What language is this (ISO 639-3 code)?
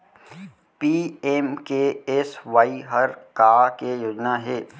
hne